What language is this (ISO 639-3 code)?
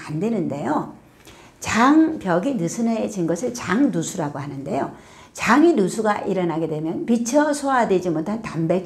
kor